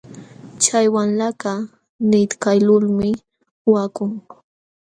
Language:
Jauja Wanca Quechua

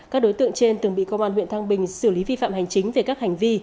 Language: Vietnamese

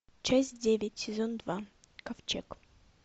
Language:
Russian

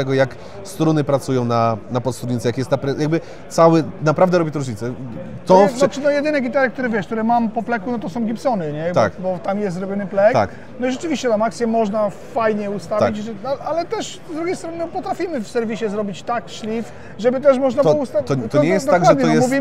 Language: Polish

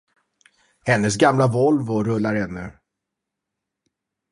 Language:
Swedish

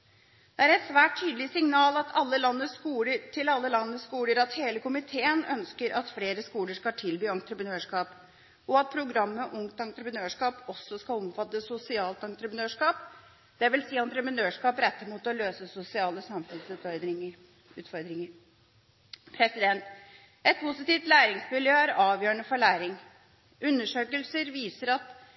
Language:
Norwegian Bokmål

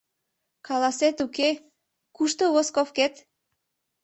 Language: Mari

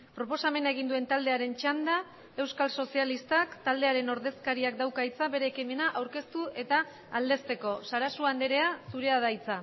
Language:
Basque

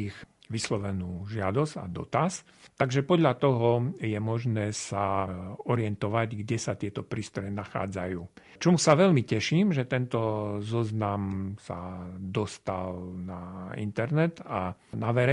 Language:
Slovak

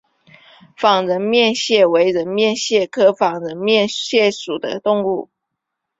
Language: Chinese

